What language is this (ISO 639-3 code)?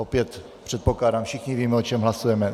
ces